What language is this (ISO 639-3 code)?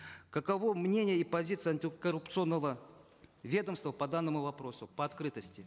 kaz